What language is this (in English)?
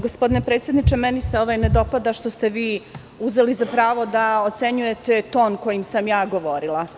Serbian